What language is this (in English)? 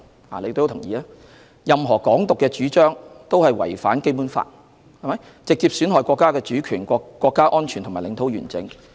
Cantonese